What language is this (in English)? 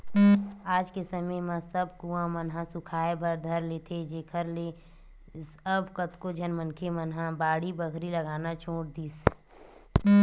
Chhattisgarhi